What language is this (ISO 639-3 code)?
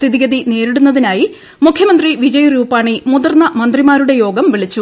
mal